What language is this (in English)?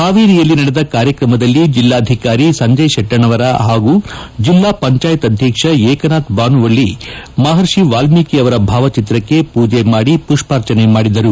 Kannada